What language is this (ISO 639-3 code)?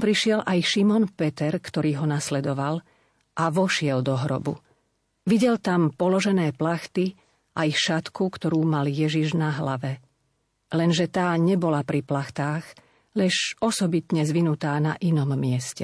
slk